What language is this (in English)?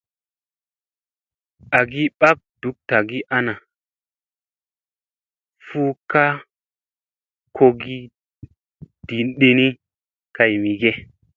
Musey